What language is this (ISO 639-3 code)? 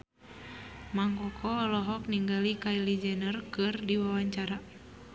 sun